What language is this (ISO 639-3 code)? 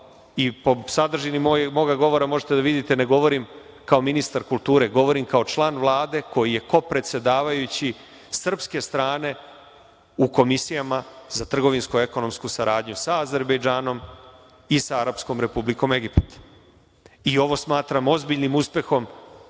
srp